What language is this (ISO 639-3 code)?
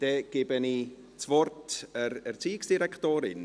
gsw